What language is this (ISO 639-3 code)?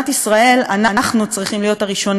heb